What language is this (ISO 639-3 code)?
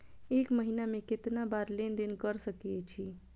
mai